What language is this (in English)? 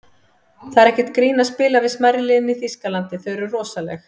Icelandic